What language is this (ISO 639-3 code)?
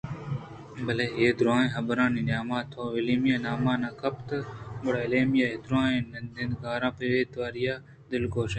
bgp